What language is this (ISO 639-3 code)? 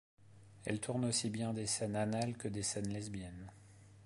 fra